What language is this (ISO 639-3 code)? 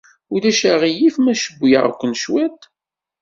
kab